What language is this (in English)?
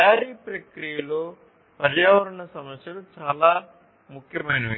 Telugu